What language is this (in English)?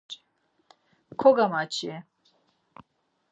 Laz